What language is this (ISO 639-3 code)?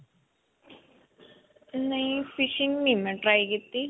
pan